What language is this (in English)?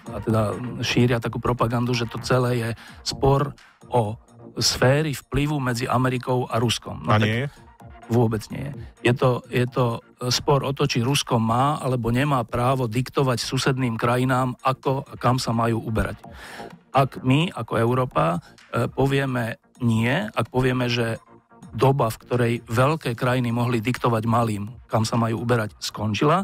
Slovak